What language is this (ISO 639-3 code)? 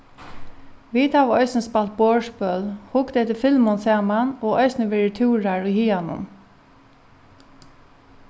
fao